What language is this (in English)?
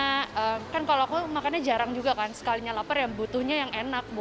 Indonesian